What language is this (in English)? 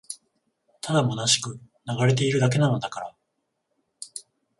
Japanese